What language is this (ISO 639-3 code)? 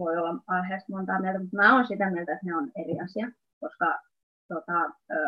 fin